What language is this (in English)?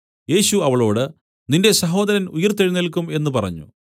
Malayalam